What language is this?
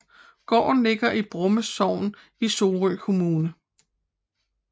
Danish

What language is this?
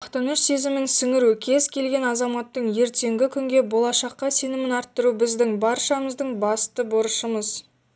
Kazakh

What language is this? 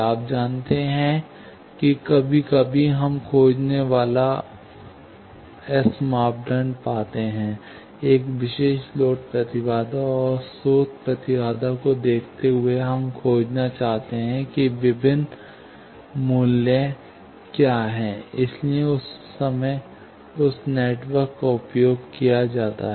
Hindi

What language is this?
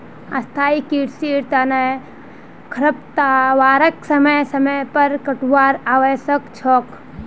Magahi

